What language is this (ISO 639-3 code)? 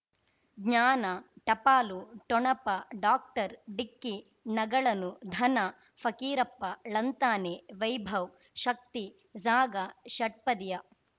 kan